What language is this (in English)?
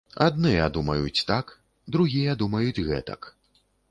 Belarusian